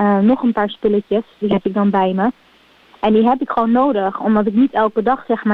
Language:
Dutch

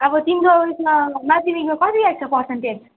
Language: Nepali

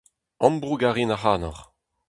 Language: Breton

